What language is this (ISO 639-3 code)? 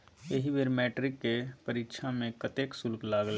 mai